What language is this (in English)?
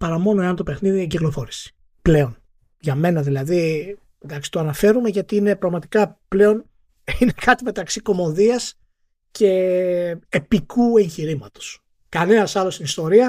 Greek